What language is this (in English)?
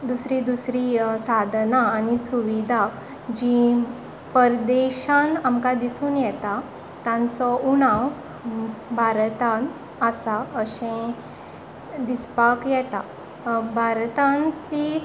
Konkani